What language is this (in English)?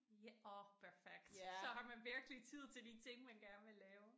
Danish